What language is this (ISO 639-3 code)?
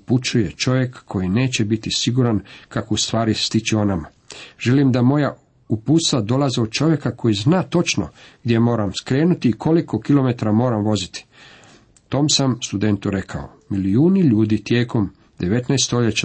hrv